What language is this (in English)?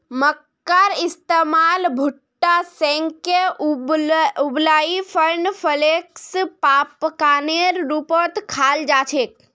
Magahi